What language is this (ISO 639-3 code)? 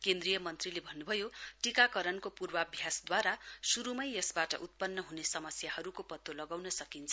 nep